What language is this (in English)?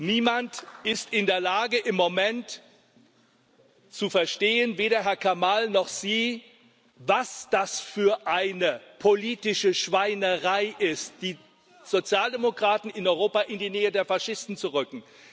German